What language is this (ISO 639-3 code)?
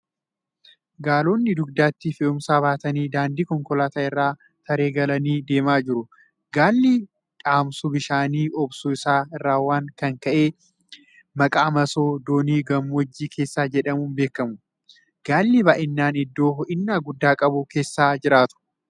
orm